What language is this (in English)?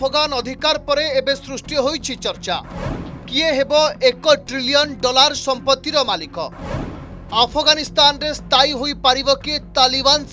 Hindi